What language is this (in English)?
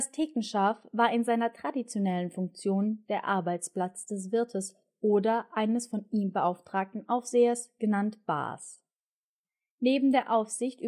German